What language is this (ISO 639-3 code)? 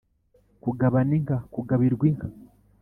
kin